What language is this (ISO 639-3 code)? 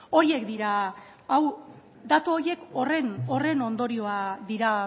eus